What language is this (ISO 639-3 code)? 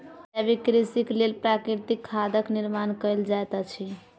mai